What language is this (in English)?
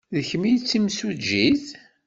Kabyle